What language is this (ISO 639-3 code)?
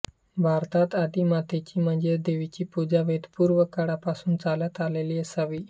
mar